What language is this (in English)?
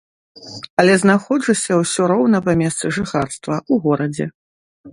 Belarusian